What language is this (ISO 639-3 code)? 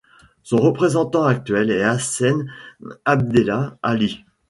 fra